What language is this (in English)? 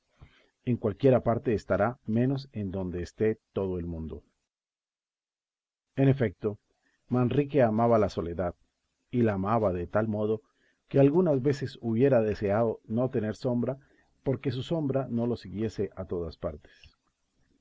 Spanish